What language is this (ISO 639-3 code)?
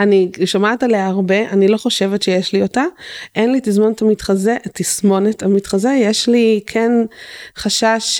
heb